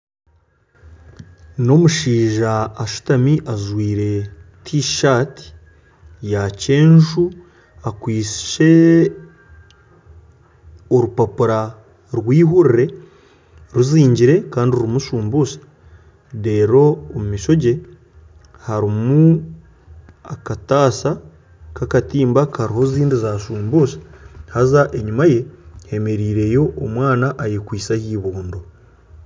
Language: Nyankole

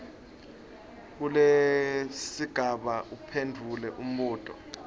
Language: Swati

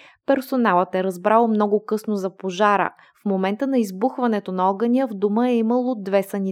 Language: Bulgarian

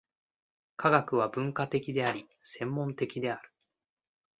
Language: Japanese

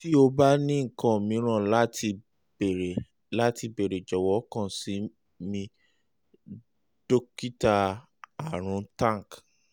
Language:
Yoruba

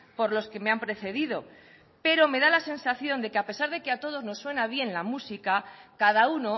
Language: Spanish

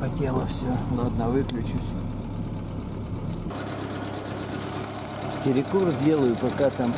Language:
Russian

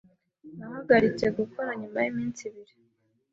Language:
Kinyarwanda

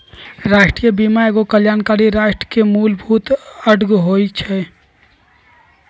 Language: Magahi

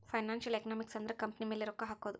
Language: Kannada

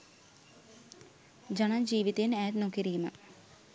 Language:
Sinhala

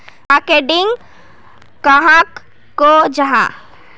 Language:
Magahi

